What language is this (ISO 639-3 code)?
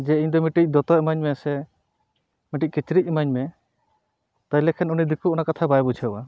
sat